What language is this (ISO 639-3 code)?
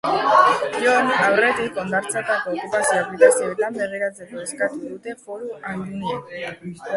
eus